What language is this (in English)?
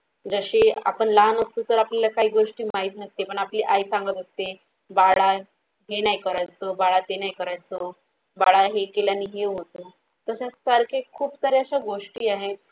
Marathi